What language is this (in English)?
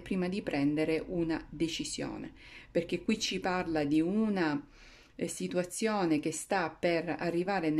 Italian